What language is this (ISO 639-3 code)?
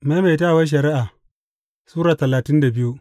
hau